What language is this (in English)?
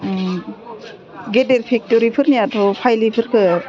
Bodo